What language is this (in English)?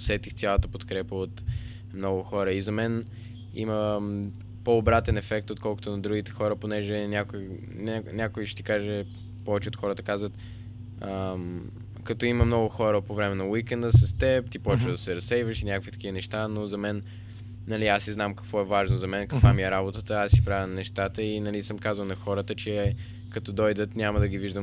Bulgarian